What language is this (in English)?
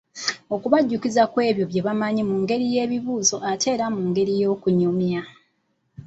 Ganda